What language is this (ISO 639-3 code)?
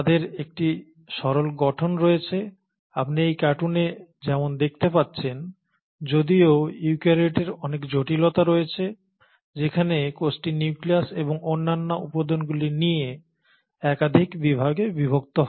ben